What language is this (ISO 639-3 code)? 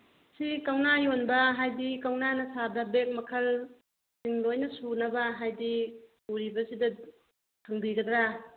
mni